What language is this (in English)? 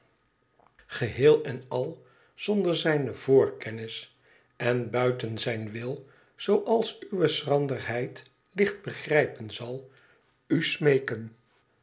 Dutch